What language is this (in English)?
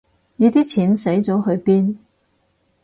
Cantonese